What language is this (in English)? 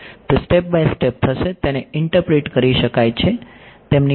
Gujarati